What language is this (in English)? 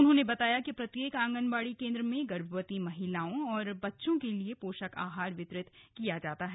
Hindi